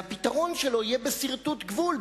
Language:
Hebrew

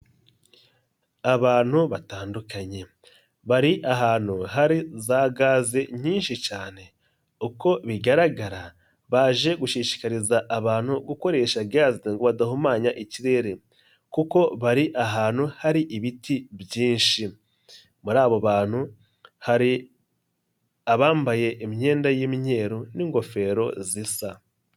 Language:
Kinyarwanda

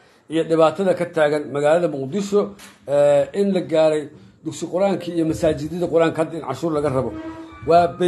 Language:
Arabic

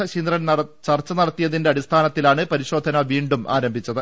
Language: Malayalam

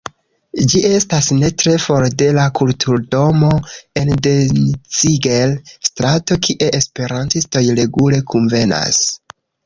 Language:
Esperanto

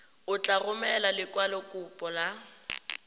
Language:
Tswana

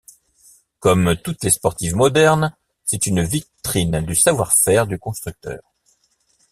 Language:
French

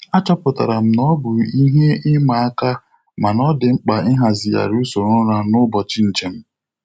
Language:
Igbo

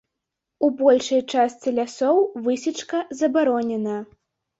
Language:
Belarusian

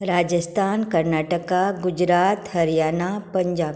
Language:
Konkani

